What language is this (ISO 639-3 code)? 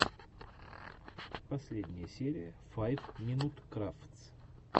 rus